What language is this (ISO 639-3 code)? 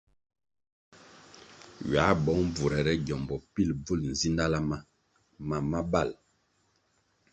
nmg